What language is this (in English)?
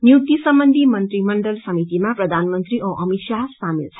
Nepali